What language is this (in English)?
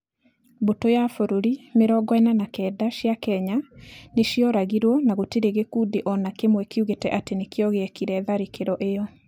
Kikuyu